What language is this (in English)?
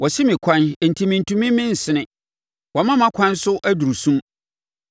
Akan